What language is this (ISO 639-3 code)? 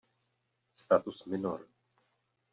ces